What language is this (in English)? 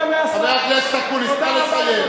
Hebrew